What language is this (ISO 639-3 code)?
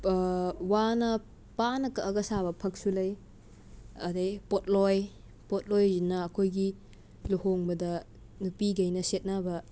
mni